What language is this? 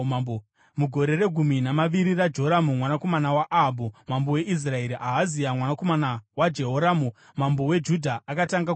Shona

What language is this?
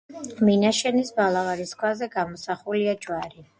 Georgian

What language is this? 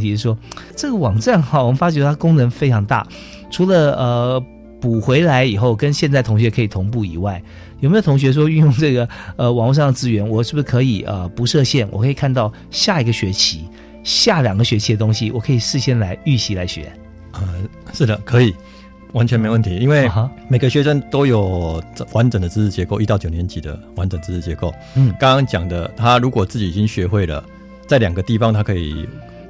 Chinese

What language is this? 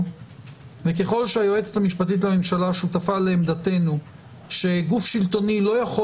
Hebrew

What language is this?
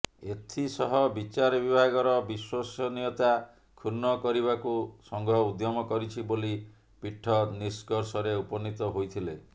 Odia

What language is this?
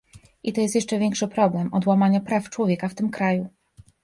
Polish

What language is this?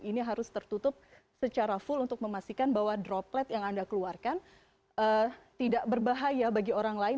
Indonesian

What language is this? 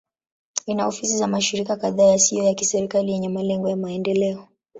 Swahili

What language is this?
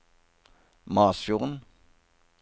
Norwegian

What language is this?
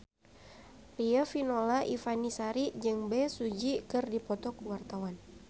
Sundanese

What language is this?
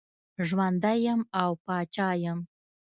Pashto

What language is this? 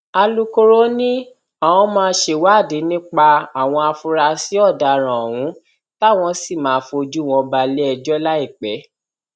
Yoruba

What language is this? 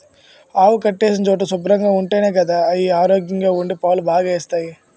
Telugu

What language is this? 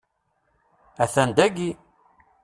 Kabyle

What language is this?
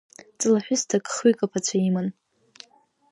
Abkhazian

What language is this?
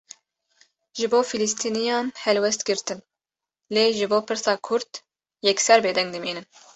Kurdish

